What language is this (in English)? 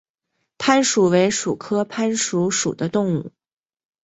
Chinese